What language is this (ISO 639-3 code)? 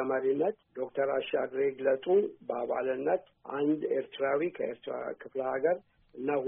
amh